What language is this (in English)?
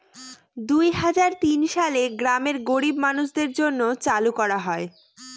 Bangla